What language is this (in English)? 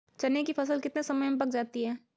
Hindi